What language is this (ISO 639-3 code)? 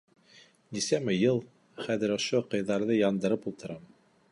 bak